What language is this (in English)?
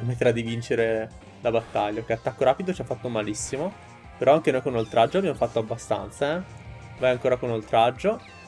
Italian